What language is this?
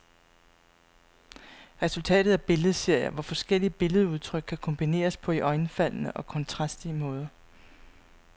Danish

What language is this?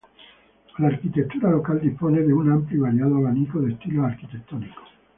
Spanish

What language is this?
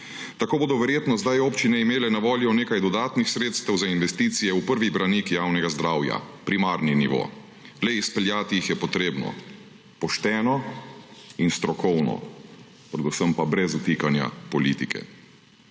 Slovenian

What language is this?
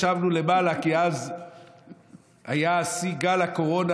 Hebrew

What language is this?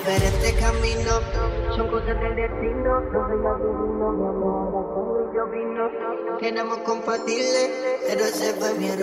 Spanish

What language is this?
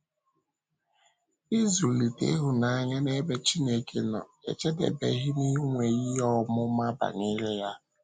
Igbo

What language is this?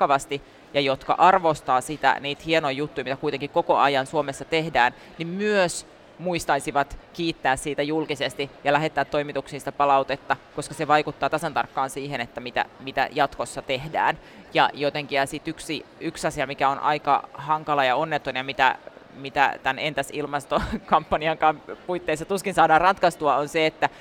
Finnish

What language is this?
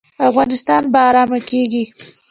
Pashto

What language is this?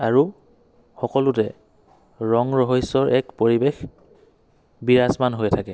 Assamese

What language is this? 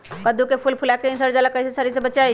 Magahi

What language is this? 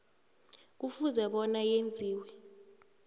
South Ndebele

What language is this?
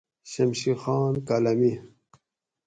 Gawri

